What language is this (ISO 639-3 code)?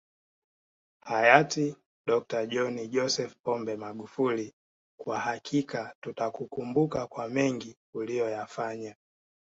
swa